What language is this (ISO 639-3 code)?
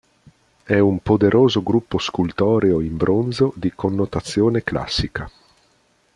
ita